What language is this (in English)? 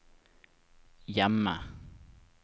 Norwegian